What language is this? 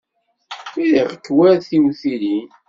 Kabyle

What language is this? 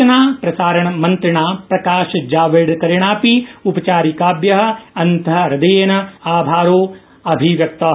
Sanskrit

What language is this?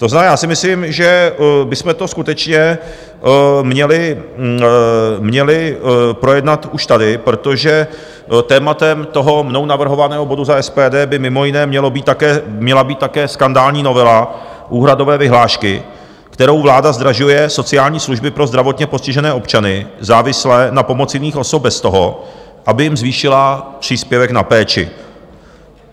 Czech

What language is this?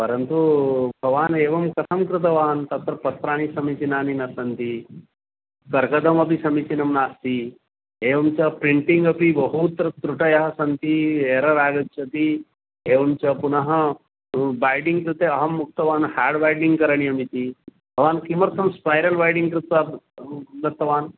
Sanskrit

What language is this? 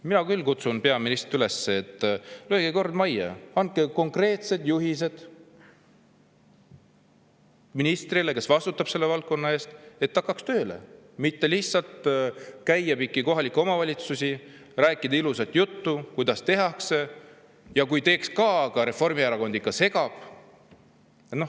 Estonian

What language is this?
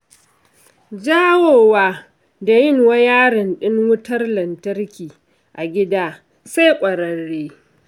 Hausa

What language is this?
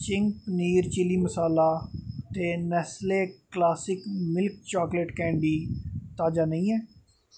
Dogri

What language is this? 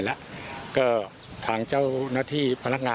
Thai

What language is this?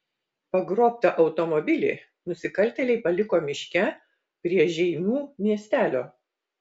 Lithuanian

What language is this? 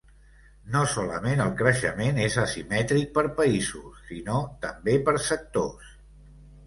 Catalan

